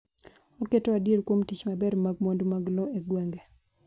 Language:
Luo (Kenya and Tanzania)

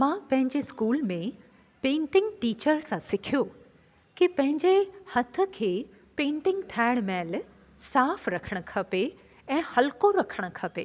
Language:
Sindhi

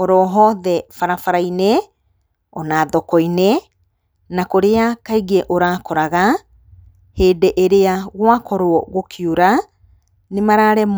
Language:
Kikuyu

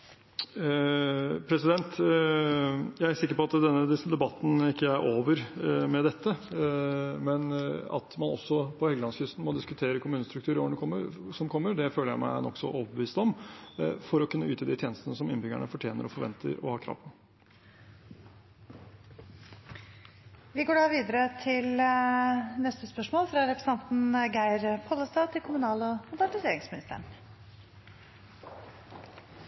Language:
Norwegian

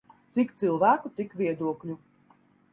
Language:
Latvian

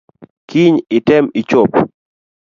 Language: Luo (Kenya and Tanzania)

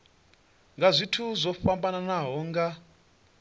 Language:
Venda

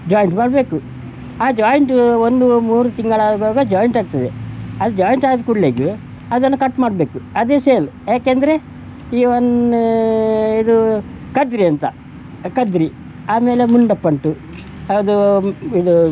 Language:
Kannada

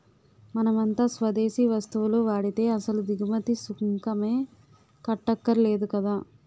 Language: Telugu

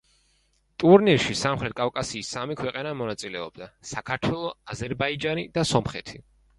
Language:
Georgian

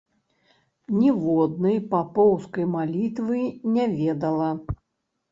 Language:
Belarusian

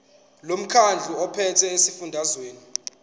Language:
Zulu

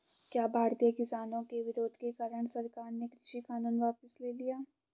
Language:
Hindi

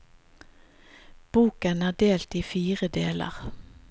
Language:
Norwegian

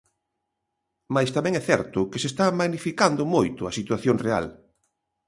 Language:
Galician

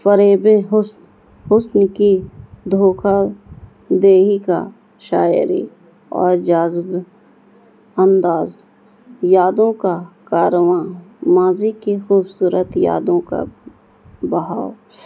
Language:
Urdu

